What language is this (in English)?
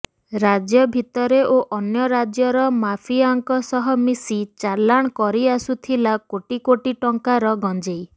Odia